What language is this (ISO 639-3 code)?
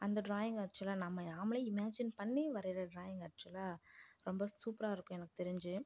tam